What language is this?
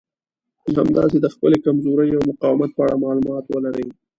Pashto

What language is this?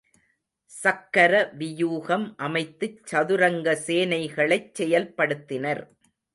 Tamil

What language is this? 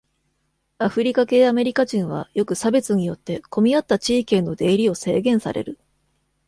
Japanese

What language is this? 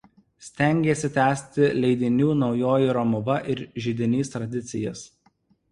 Lithuanian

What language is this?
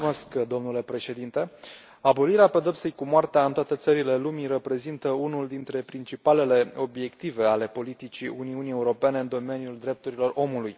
Romanian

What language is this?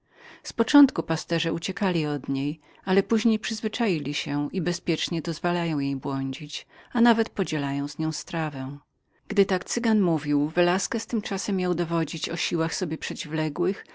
Polish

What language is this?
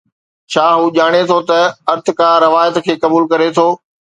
Sindhi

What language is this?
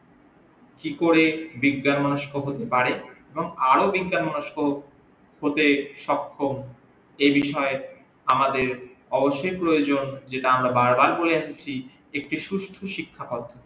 Bangla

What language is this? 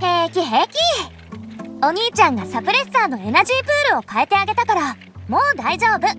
Japanese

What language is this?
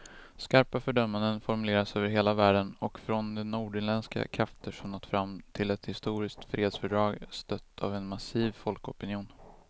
Swedish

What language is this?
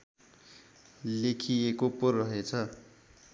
Nepali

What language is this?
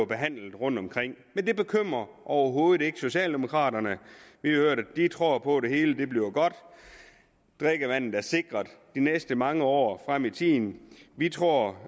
Danish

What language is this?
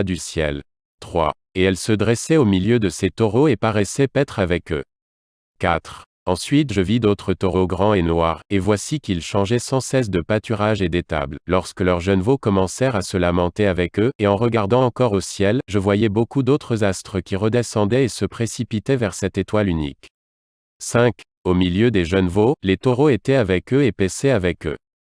French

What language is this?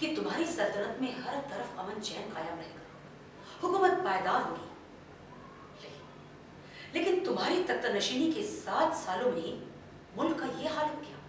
Portuguese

